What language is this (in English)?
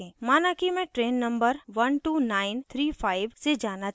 Hindi